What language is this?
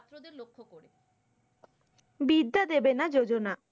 Bangla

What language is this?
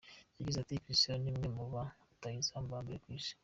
Kinyarwanda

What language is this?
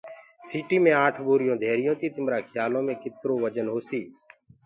Gurgula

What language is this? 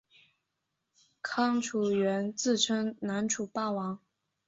Chinese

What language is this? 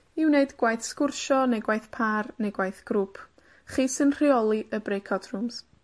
Welsh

